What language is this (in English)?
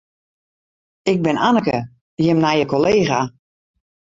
Western Frisian